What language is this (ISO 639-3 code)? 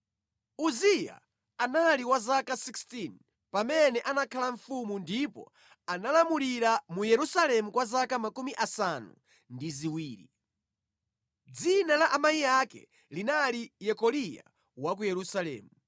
nya